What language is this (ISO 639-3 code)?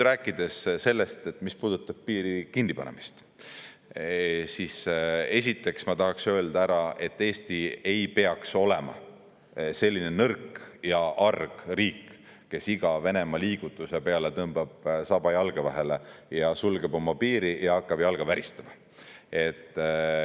est